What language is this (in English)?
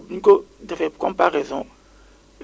Wolof